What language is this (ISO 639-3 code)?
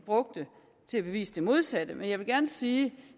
dan